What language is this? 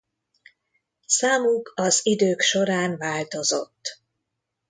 Hungarian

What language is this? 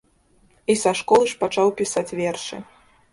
Belarusian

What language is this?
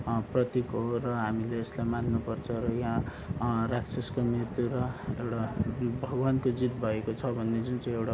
Nepali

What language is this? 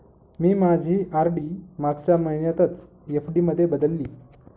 Marathi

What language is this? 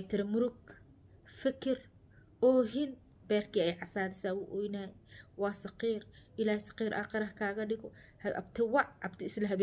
Arabic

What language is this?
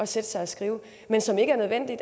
Danish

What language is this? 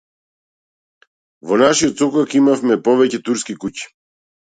Macedonian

